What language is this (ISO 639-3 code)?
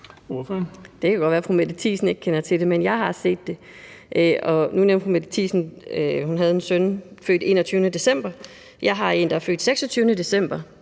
dan